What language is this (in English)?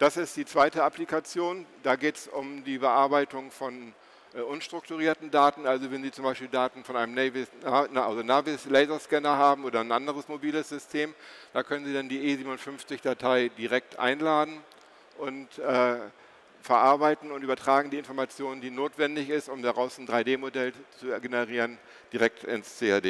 German